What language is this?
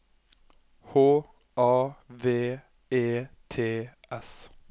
Norwegian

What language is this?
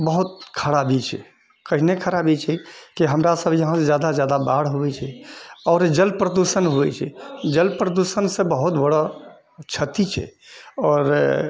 Maithili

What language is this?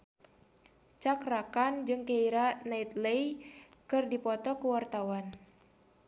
Sundanese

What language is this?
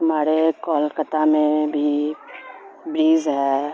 Urdu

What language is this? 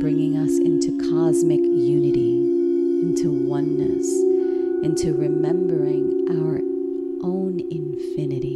English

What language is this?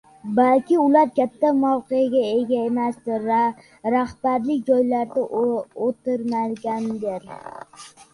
Uzbek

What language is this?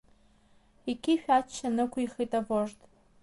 Abkhazian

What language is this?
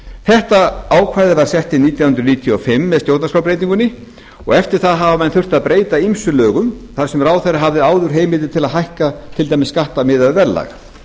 Icelandic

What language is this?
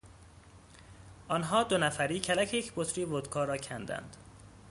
Persian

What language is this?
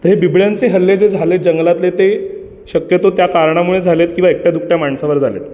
Marathi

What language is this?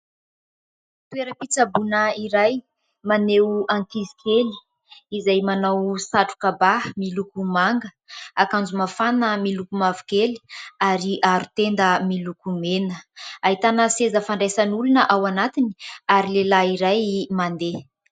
Malagasy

